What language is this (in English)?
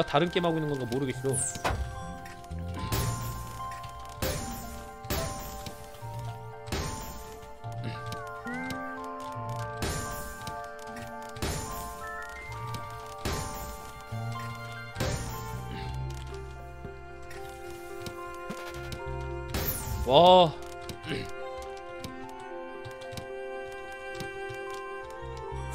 Korean